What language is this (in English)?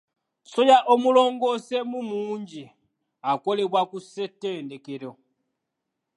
Ganda